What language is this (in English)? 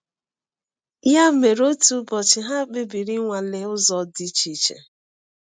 Igbo